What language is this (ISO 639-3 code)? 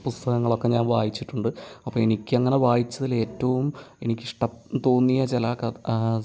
mal